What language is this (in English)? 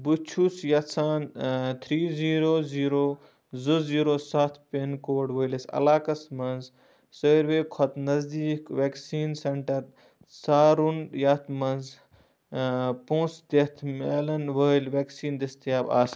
Kashmiri